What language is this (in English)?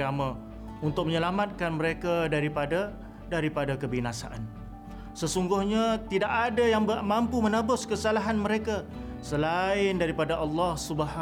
Malay